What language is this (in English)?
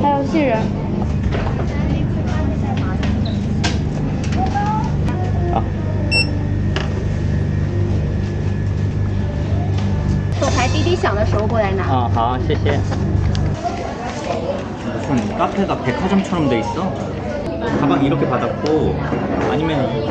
Korean